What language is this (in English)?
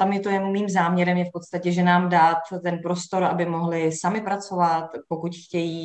Czech